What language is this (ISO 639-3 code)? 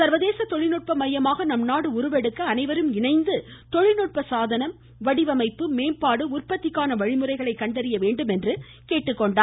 tam